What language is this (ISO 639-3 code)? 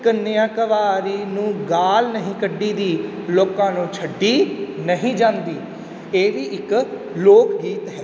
pan